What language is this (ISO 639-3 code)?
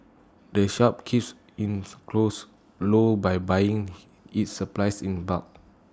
eng